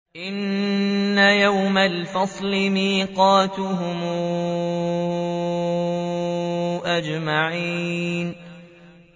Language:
Arabic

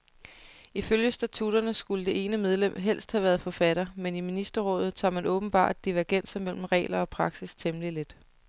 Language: Danish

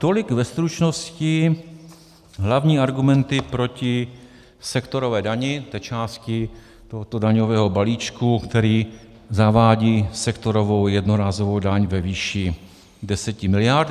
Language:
Czech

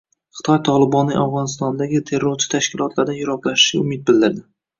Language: Uzbek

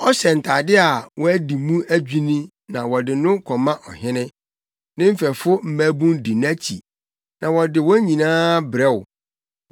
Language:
Akan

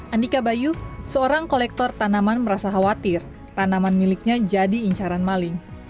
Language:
Indonesian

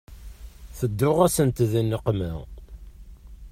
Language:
Kabyle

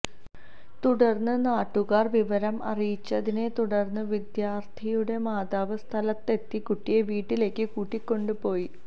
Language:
Malayalam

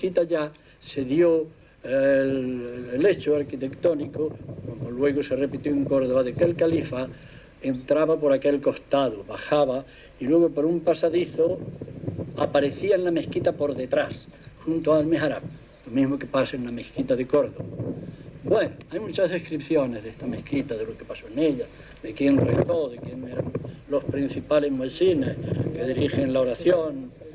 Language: Spanish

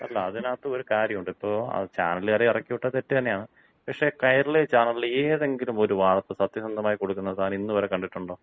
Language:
Malayalam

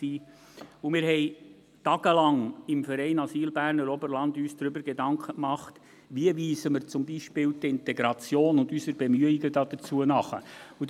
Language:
Swiss German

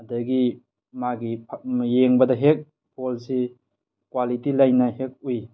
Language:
Manipuri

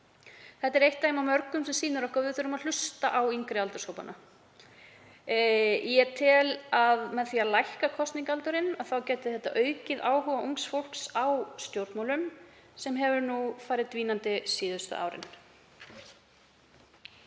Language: Icelandic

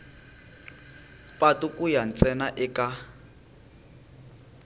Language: Tsonga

